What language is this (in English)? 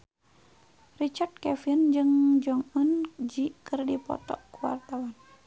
Sundanese